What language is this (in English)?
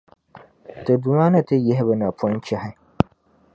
Dagbani